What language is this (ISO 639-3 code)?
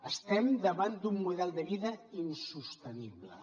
cat